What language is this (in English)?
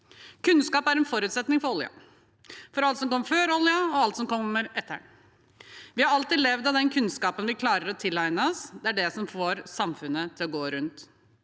Norwegian